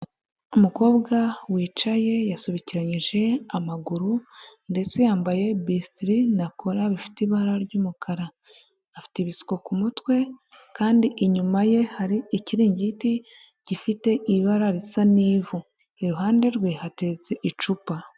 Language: Kinyarwanda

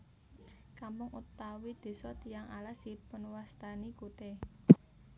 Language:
Javanese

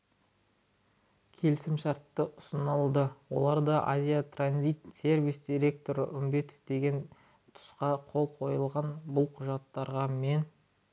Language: Kazakh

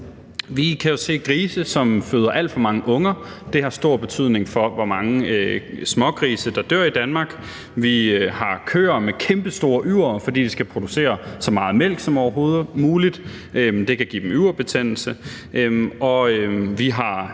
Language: Danish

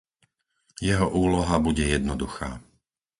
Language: Slovak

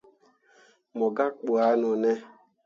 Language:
Mundang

